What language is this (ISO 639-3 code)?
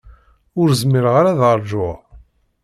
kab